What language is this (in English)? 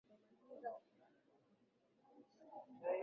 Swahili